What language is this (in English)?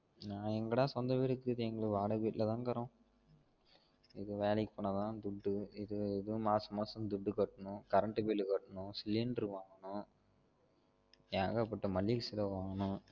Tamil